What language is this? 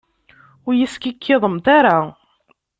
Kabyle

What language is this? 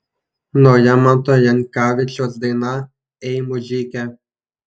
Lithuanian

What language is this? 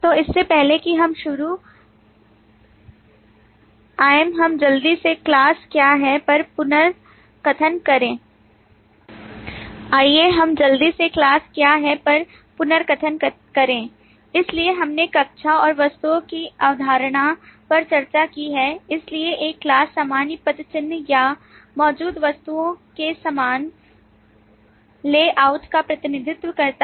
Hindi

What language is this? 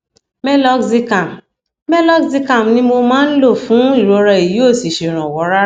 Yoruba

